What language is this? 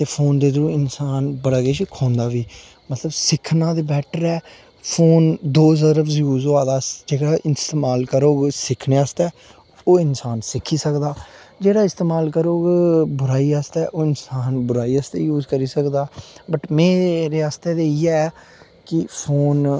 Dogri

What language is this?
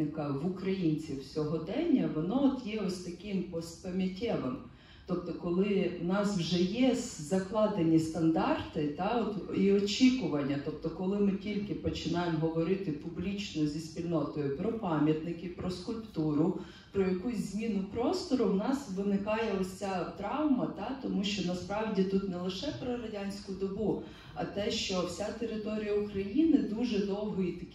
Ukrainian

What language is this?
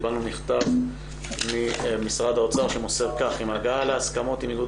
Hebrew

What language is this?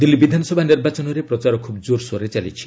Odia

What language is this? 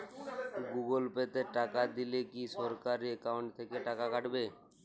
Bangla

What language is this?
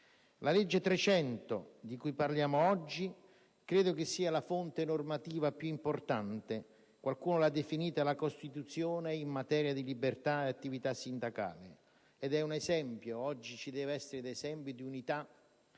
Italian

